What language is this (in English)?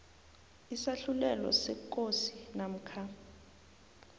South Ndebele